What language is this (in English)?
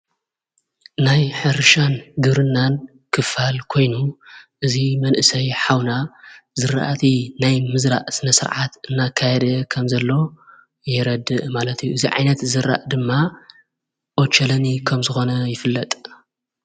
Tigrinya